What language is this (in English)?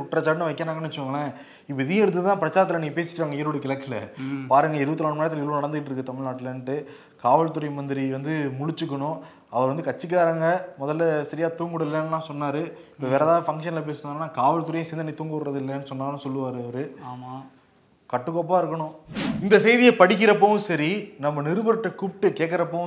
Tamil